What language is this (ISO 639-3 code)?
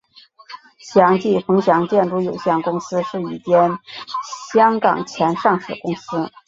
zho